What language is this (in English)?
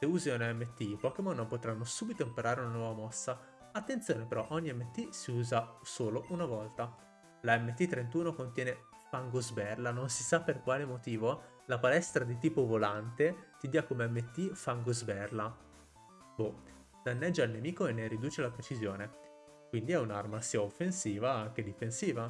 Italian